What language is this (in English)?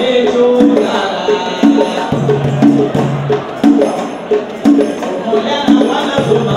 Ukrainian